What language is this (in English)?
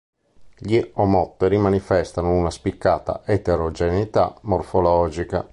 Italian